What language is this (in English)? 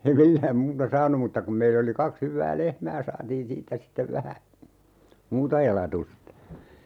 Finnish